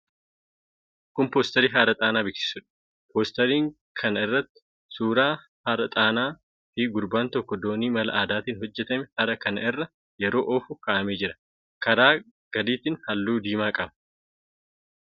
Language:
Oromo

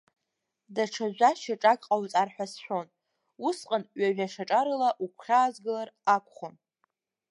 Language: Abkhazian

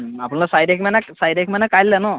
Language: Assamese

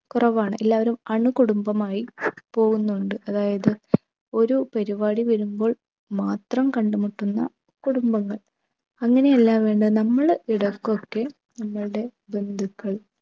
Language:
Malayalam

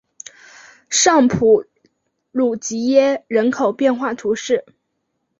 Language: Chinese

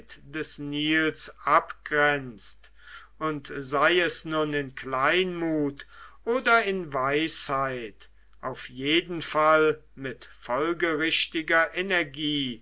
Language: German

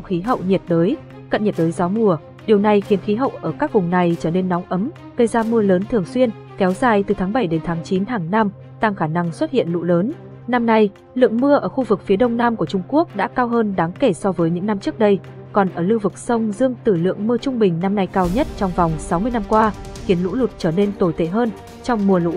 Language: Vietnamese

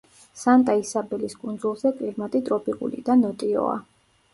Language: Georgian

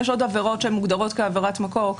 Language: Hebrew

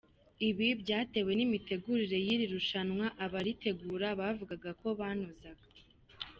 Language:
Kinyarwanda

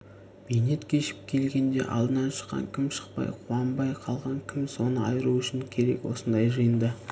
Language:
Kazakh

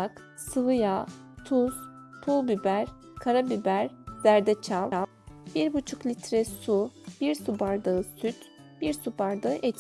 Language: Turkish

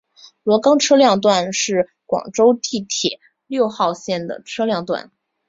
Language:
Chinese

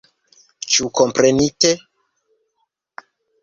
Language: Esperanto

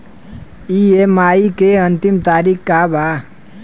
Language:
Bhojpuri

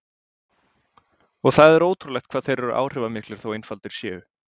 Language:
Icelandic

